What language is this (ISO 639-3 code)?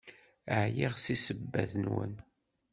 kab